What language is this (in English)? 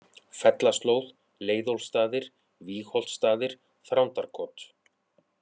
Icelandic